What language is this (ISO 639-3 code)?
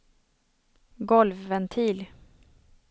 swe